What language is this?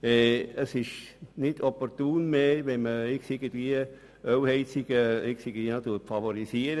Swiss German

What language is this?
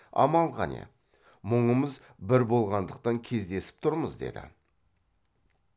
Kazakh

